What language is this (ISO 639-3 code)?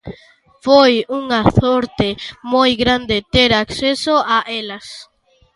glg